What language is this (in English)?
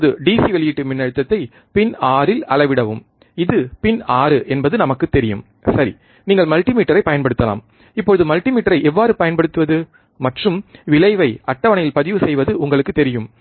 Tamil